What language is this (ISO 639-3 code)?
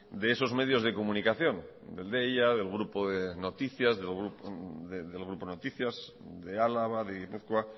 spa